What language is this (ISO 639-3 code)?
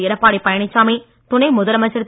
tam